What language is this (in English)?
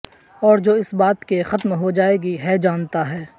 Urdu